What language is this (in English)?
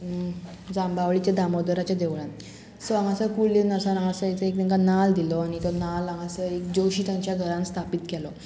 Konkani